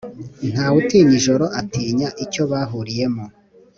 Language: Kinyarwanda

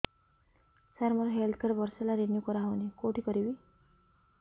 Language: Odia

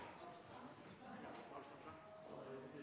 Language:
Norwegian Bokmål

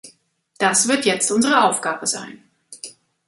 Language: German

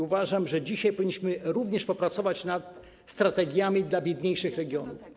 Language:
Polish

